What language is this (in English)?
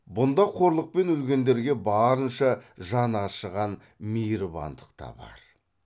Kazakh